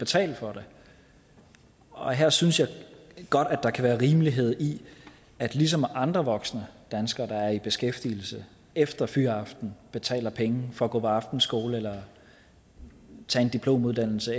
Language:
Danish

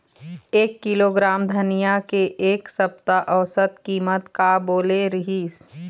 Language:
Chhattisgarhi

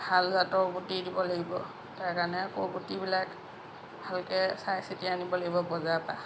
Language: Assamese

